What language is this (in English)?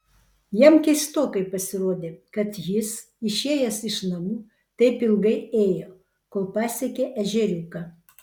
Lithuanian